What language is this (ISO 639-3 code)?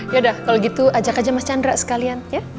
ind